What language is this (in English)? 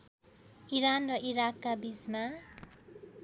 Nepali